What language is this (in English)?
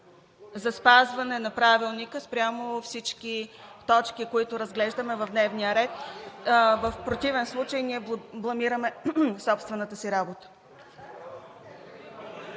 Bulgarian